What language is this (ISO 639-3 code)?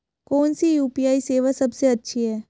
hin